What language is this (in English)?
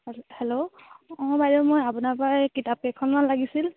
Assamese